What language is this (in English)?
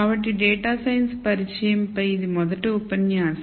Telugu